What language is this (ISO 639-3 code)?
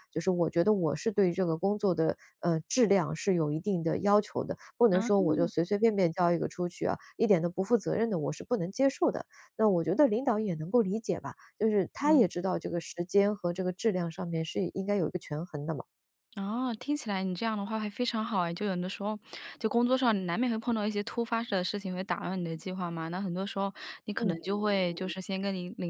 zho